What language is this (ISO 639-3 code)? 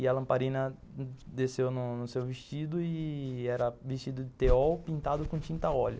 por